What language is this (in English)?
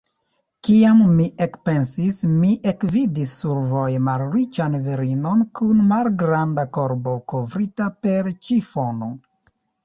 Esperanto